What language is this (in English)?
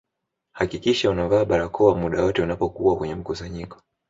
Swahili